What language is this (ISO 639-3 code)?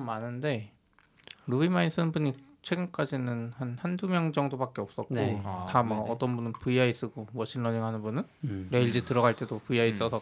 kor